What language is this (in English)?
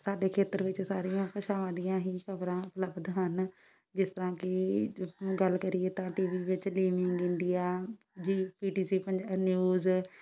Punjabi